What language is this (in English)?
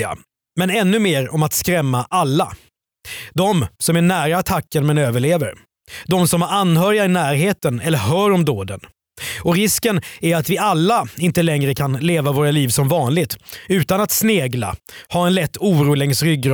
Swedish